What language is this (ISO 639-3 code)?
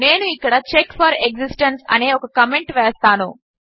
tel